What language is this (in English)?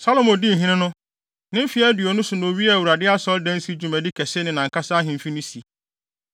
Akan